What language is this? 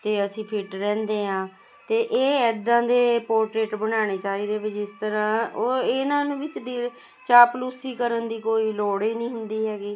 Punjabi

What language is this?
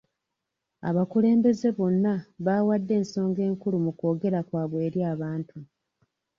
Ganda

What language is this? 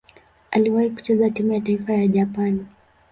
Swahili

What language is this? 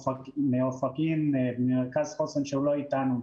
Hebrew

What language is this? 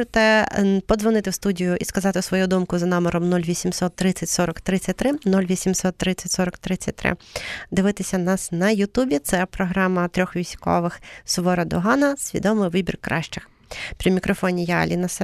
Ukrainian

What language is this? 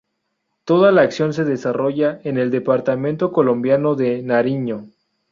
Spanish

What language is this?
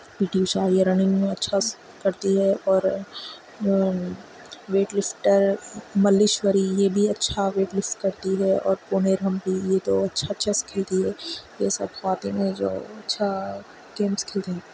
Urdu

